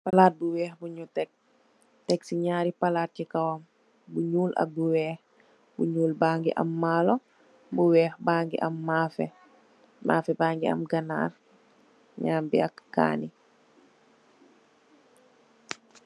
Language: Wolof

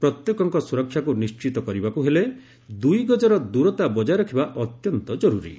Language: Odia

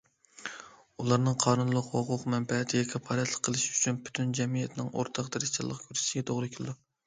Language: Uyghur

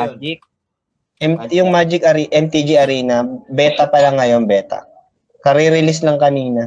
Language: Filipino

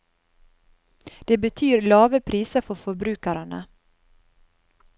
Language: Norwegian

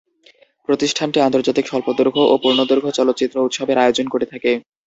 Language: Bangla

